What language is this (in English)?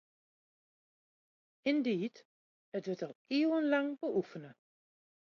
Western Frisian